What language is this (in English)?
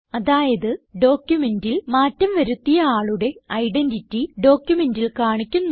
Malayalam